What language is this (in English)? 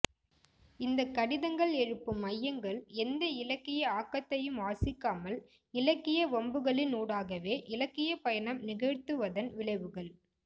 Tamil